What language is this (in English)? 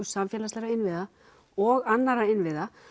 Icelandic